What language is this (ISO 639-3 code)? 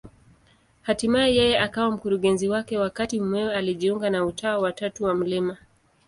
swa